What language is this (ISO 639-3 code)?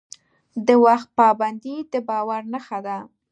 pus